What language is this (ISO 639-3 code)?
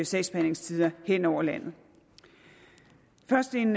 dan